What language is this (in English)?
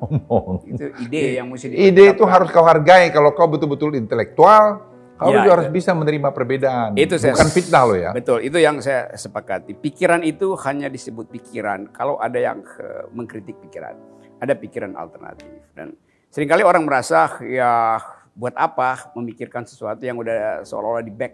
Indonesian